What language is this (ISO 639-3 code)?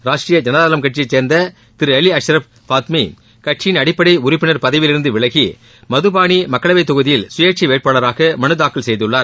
tam